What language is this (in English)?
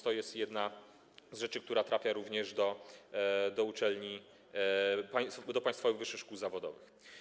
Polish